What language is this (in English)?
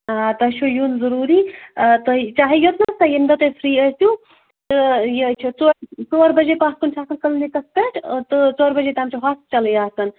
Kashmiri